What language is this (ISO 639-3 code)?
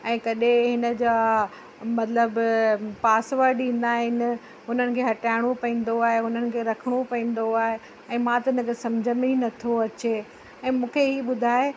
snd